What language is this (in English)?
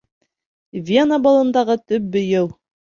Bashkir